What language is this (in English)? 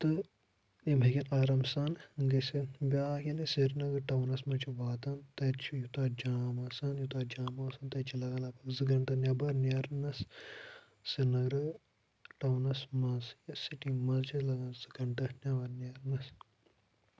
Kashmiri